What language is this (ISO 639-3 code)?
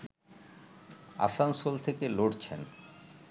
ben